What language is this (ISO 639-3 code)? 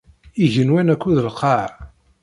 kab